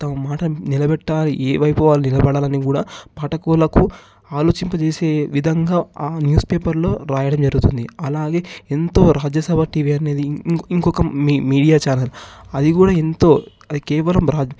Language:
Telugu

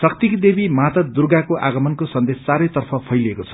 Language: Nepali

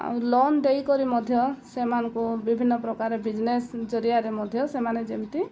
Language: Odia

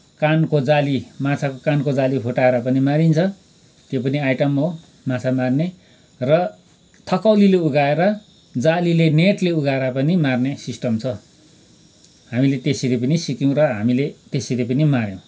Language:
Nepali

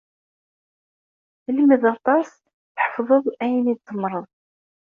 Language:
Kabyle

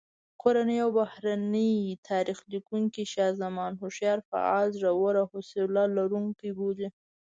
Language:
Pashto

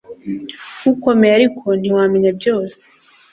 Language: Kinyarwanda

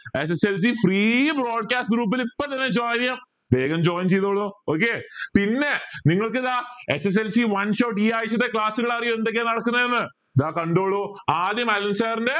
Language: Malayalam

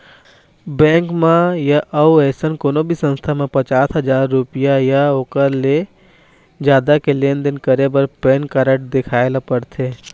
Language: Chhattisgarhi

